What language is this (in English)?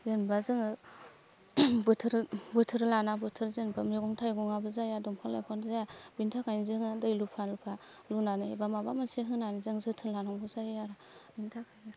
Bodo